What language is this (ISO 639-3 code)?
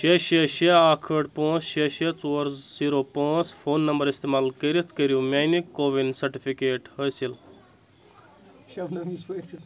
kas